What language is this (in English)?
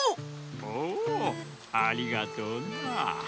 Japanese